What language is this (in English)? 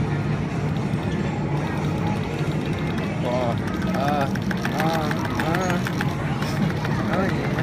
English